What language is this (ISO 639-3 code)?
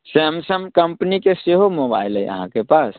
mai